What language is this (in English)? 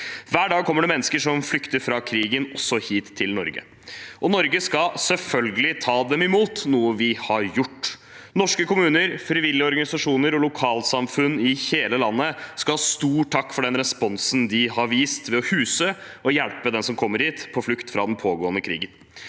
Norwegian